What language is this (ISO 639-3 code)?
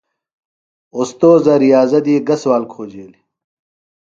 phl